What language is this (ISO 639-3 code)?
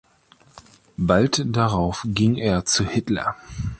deu